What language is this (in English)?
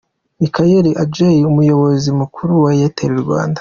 Kinyarwanda